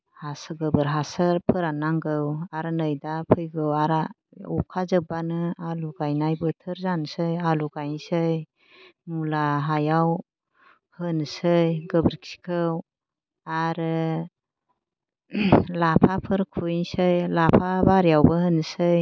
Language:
Bodo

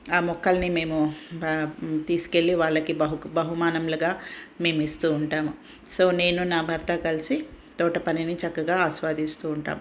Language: Telugu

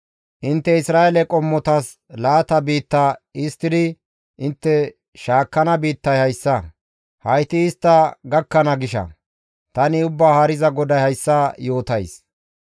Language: Gamo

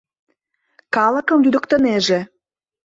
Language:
Mari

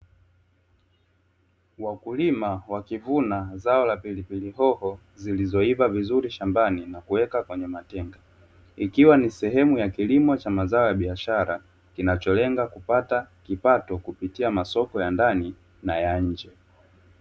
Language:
Swahili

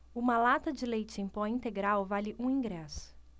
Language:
Portuguese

